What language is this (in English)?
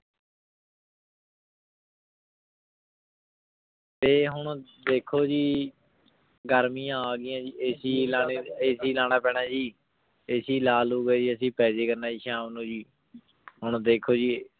Punjabi